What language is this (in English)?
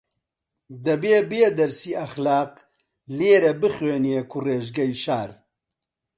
Central Kurdish